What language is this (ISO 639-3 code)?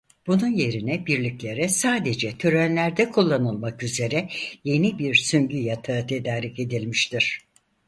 tur